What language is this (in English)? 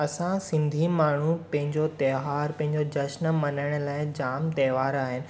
Sindhi